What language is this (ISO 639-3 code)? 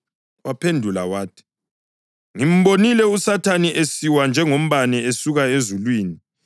nde